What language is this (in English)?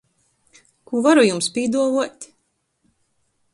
Latgalian